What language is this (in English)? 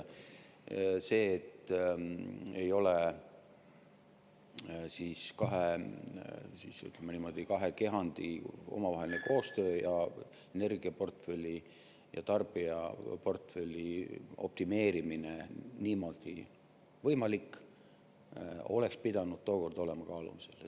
Estonian